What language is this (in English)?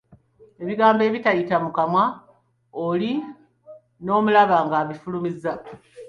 Ganda